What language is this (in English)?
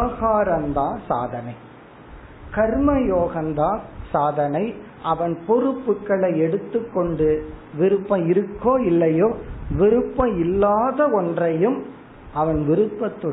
Tamil